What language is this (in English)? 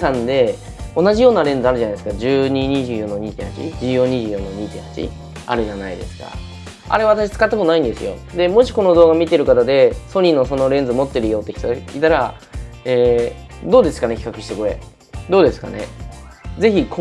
Japanese